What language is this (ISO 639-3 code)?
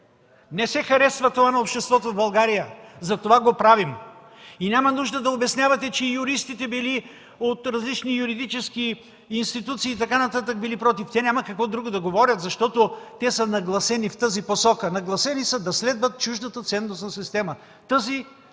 bul